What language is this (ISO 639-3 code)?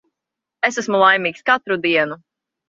lav